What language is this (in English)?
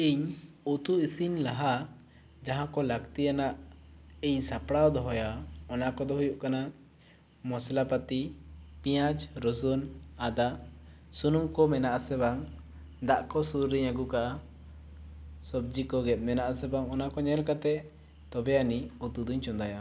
Santali